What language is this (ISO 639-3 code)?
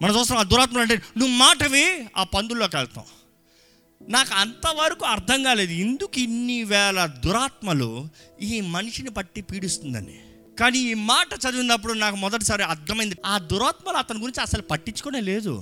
tel